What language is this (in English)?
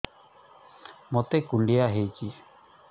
Odia